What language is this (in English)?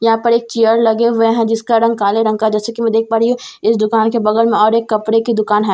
Hindi